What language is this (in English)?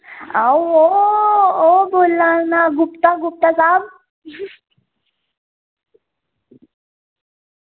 Dogri